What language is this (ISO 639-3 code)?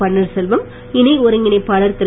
tam